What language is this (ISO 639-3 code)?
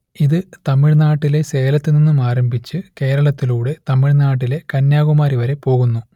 mal